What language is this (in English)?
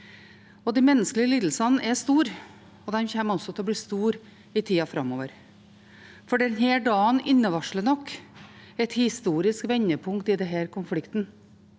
Norwegian